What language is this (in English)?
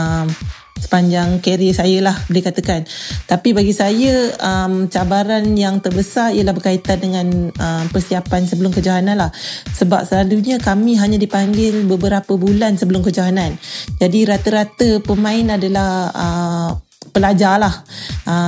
Malay